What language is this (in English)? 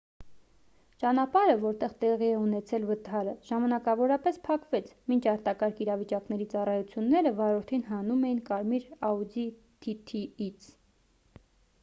Armenian